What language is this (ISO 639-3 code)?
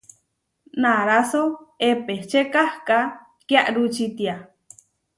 var